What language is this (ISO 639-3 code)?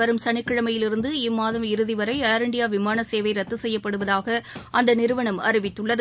tam